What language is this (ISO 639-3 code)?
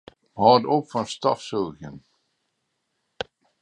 fry